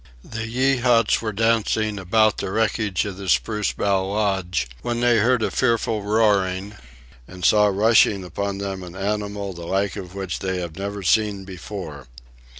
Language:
English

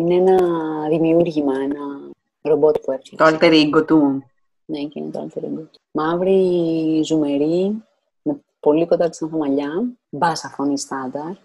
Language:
Greek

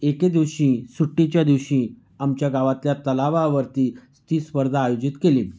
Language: Marathi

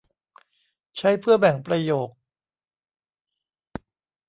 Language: Thai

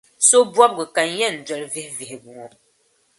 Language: Dagbani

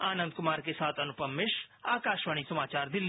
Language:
Hindi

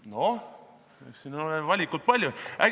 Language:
Estonian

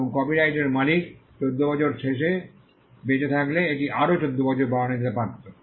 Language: Bangla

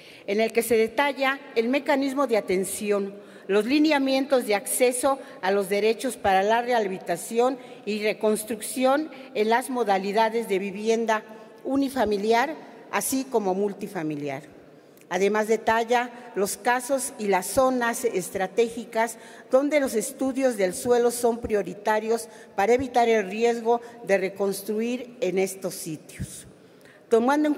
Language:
Spanish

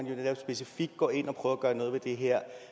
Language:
Danish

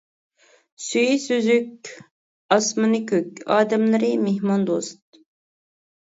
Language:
Uyghur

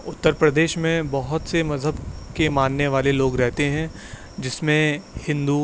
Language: Urdu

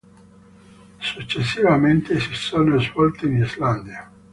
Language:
Italian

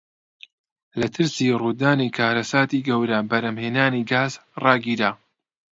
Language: Central Kurdish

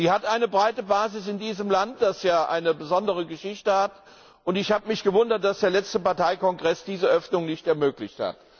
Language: German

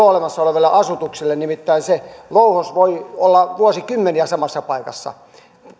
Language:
Finnish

